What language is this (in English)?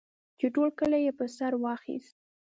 Pashto